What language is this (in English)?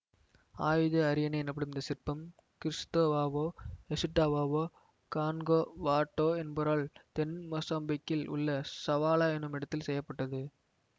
Tamil